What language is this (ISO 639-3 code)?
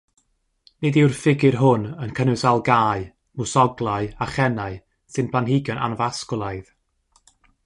cym